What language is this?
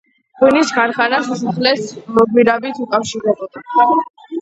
Georgian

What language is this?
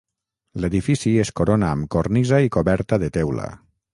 Catalan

